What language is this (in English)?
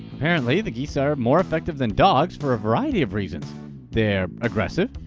English